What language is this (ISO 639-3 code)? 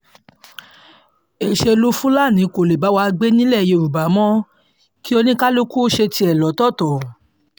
yor